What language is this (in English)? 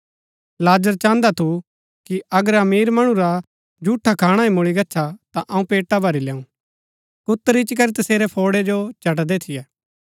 Gaddi